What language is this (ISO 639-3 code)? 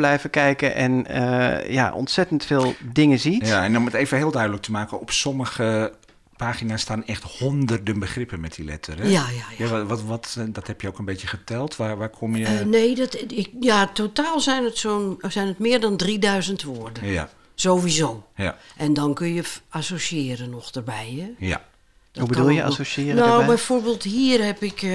nld